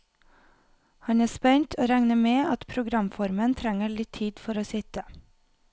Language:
Norwegian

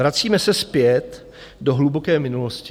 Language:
Czech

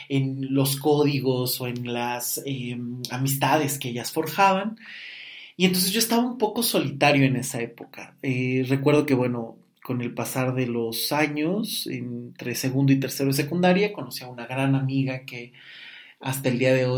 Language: Spanish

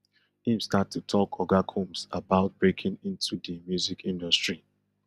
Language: Nigerian Pidgin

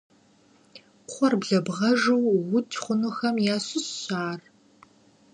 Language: Kabardian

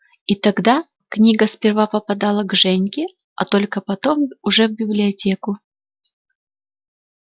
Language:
Russian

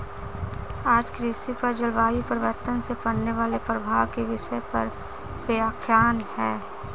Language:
Hindi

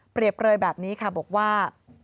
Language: Thai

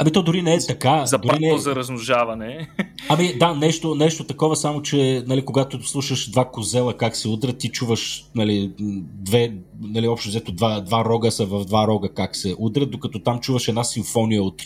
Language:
Bulgarian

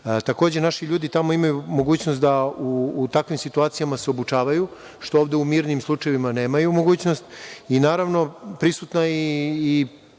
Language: Serbian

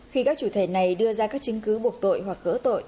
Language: Vietnamese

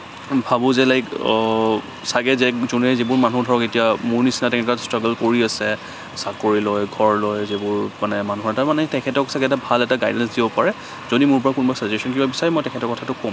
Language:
Assamese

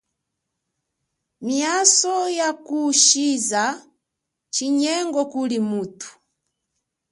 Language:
Chokwe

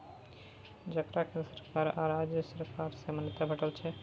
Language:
Maithili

